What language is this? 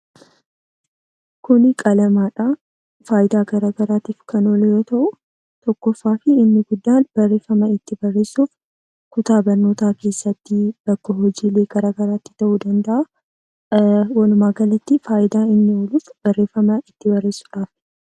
Oromo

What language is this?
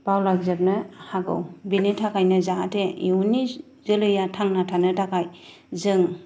Bodo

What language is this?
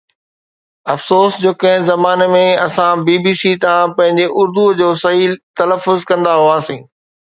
Sindhi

